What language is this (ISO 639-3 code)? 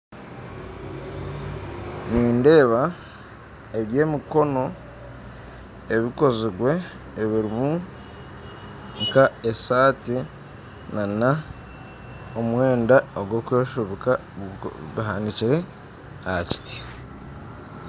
nyn